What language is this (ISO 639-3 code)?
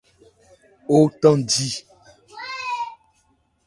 ebr